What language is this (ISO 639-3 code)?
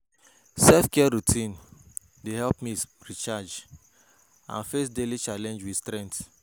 pcm